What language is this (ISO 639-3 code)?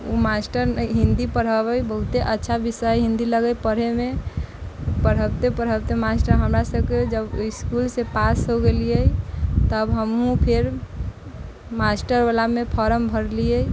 mai